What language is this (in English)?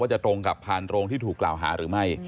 Thai